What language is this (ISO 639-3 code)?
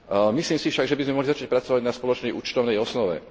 slk